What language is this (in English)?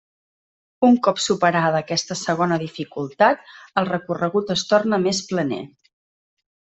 Catalan